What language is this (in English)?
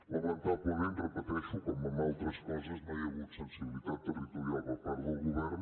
Catalan